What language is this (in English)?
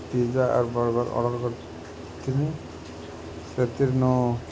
Odia